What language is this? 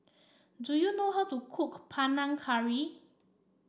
English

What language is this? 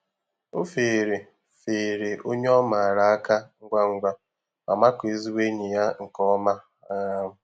Igbo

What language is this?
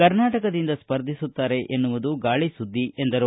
Kannada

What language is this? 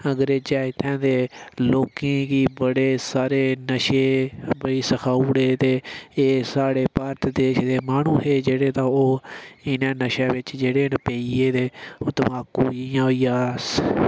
Dogri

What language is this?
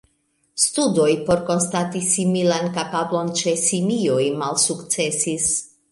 Esperanto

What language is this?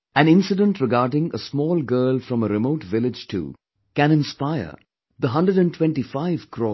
English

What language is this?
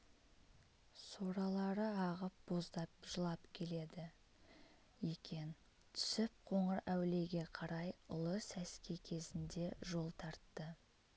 Kazakh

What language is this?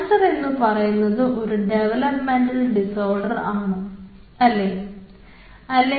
Malayalam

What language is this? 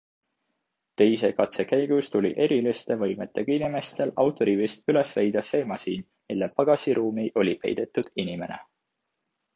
Estonian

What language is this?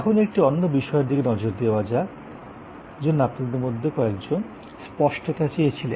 Bangla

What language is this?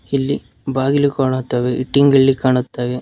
Kannada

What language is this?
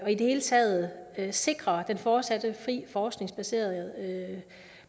Danish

